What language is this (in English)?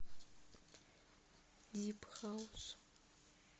Russian